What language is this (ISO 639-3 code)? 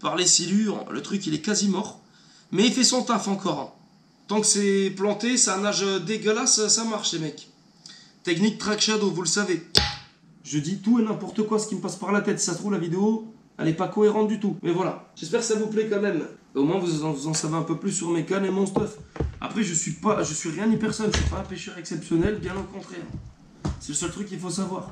fra